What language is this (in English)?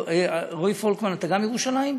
Hebrew